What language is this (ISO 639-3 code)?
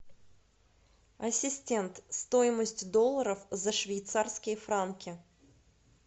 rus